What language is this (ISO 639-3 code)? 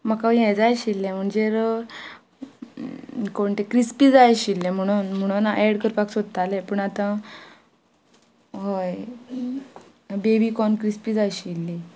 kok